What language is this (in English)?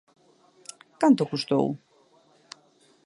Galician